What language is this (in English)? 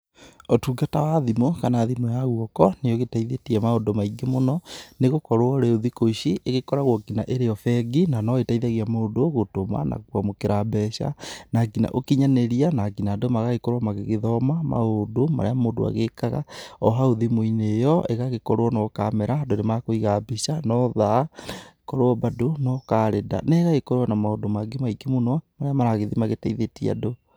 Kikuyu